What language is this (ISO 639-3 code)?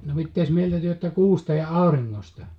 fin